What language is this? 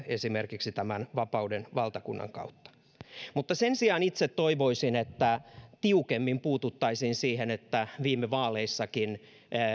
Finnish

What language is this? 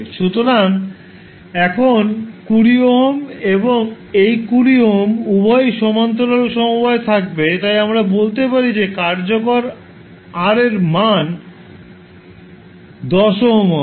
Bangla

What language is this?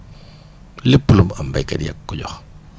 Wolof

